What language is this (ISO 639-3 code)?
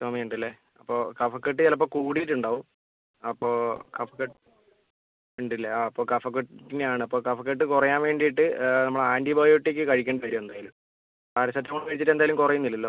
mal